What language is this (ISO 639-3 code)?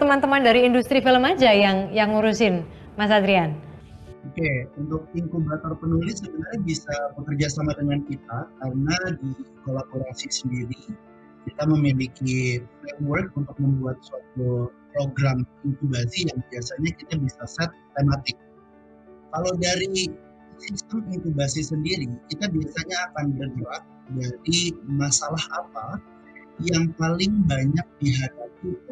ind